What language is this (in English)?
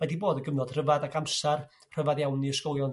Welsh